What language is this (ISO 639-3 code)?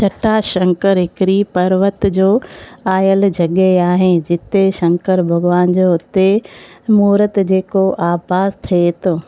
snd